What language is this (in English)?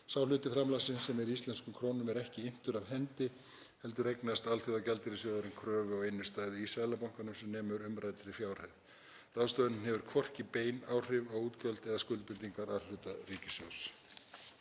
Icelandic